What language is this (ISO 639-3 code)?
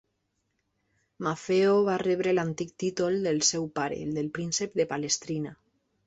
cat